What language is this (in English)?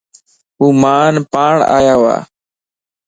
Lasi